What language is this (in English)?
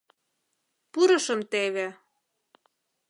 Mari